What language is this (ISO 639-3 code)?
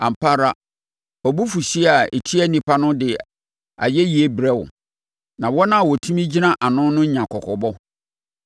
aka